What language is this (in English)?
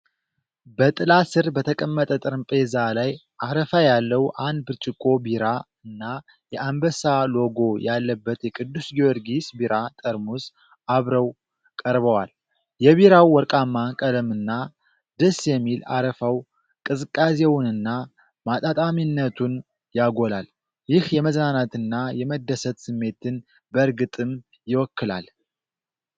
Amharic